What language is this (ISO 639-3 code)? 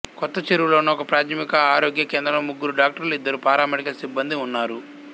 tel